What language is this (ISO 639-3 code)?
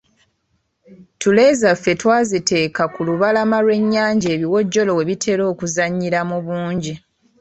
lug